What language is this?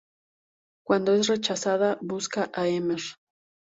Spanish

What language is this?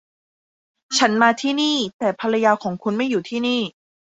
Thai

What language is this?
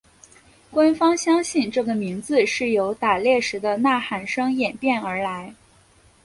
Chinese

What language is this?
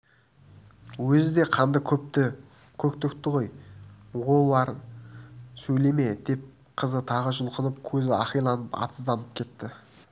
Kazakh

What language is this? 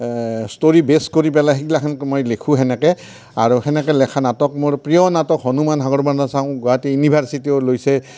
Assamese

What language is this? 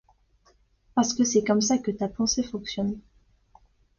French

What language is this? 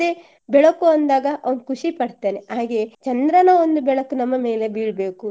Kannada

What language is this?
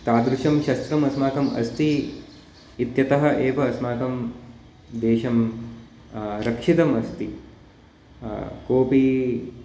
Sanskrit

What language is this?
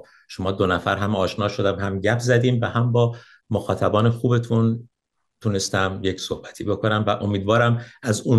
Persian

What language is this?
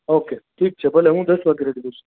Gujarati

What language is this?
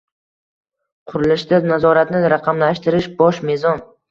Uzbek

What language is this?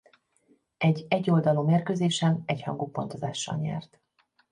Hungarian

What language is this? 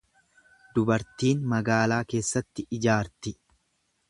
Oromo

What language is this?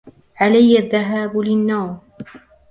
Arabic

